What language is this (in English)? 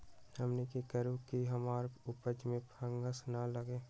Magahi